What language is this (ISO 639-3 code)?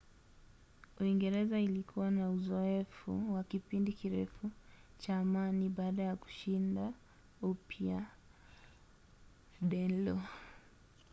swa